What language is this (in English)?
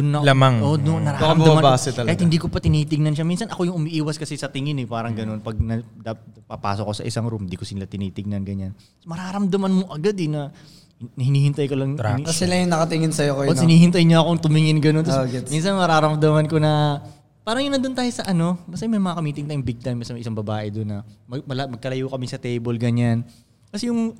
Filipino